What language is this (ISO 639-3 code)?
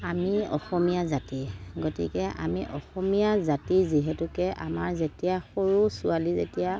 asm